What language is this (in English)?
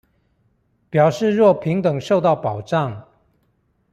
Chinese